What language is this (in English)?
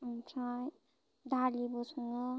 Bodo